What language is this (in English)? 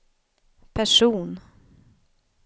Swedish